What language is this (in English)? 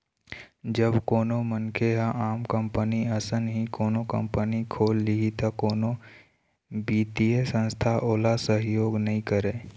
Chhattisgarhi